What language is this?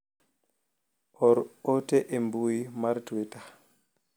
Luo (Kenya and Tanzania)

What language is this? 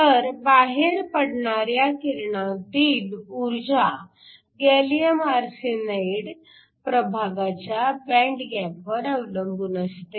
Marathi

